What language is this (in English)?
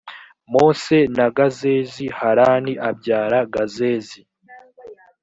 Kinyarwanda